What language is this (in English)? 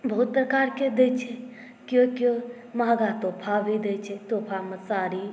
Maithili